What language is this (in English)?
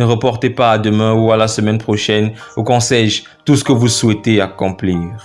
French